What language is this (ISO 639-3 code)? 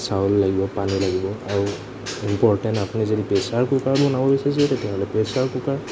asm